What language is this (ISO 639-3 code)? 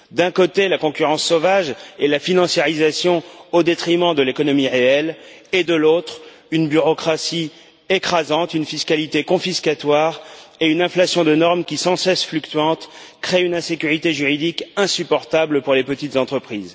fra